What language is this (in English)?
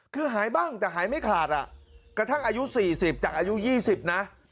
Thai